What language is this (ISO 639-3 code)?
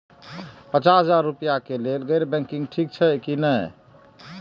mai